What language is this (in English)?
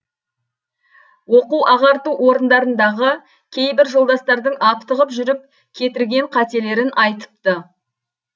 Kazakh